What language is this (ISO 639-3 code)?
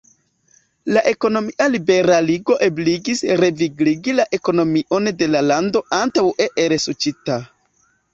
epo